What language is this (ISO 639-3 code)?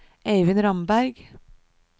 nor